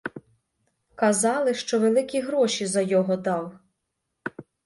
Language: Ukrainian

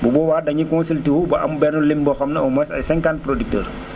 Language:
Wolof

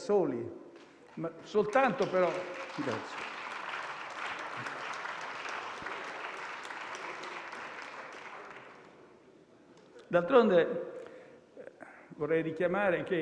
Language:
Italian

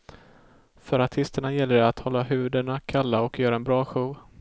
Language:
Swedish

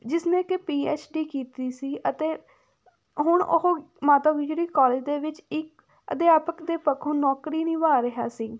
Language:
Punjabi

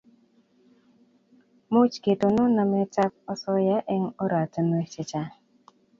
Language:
Kalenjin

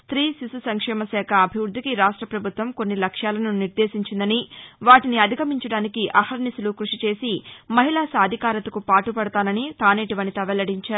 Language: Telugu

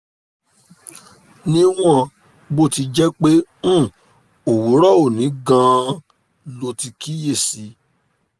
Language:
Yoruba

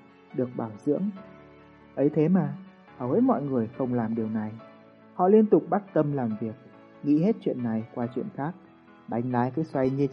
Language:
Vietnamese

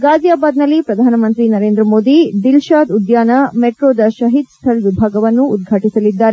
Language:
Kannada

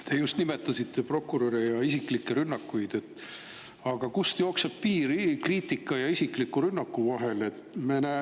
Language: Estonian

